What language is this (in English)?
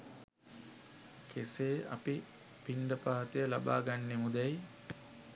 Sinhala